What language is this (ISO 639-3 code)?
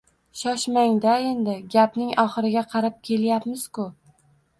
uzb